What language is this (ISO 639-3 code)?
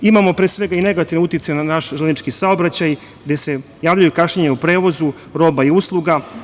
srp